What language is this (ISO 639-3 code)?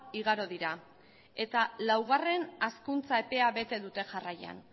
eus